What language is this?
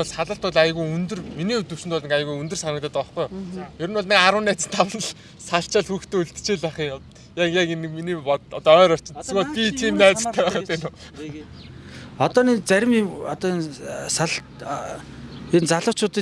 Turkish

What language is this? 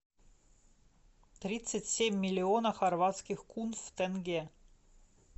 Russian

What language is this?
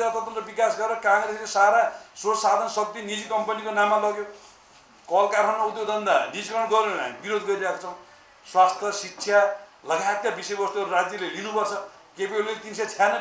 Turkish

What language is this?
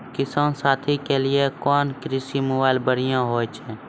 Maithili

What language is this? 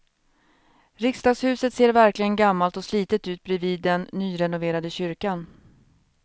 Swedish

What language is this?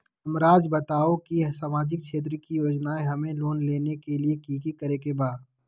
Magahi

